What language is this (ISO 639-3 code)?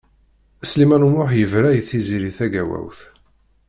kab